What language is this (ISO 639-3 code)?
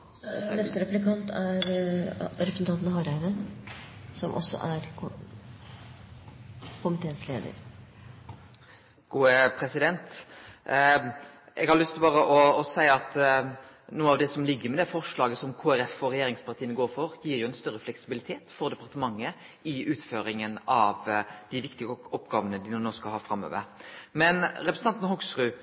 nno